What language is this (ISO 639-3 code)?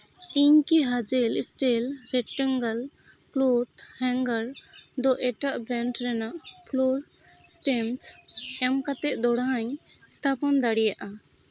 sat